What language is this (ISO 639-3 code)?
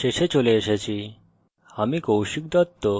ben